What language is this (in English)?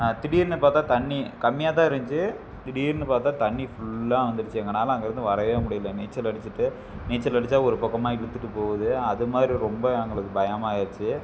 Tamil